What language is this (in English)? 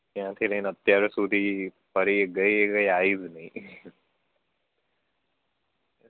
Gujarati